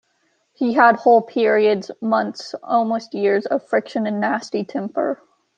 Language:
English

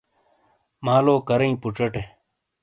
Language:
Shina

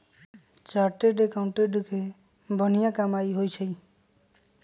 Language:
Magahi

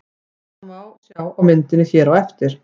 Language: Icelandic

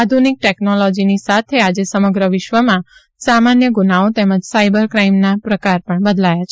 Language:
Gujarati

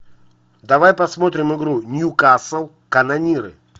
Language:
Russian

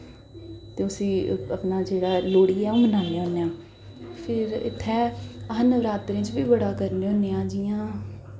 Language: Dogri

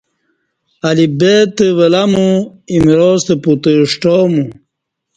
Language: Kati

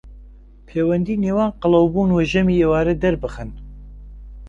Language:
Central Kurdish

